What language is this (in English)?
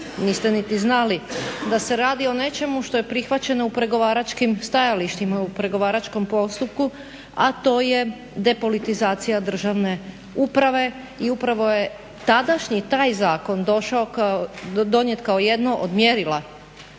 Croatian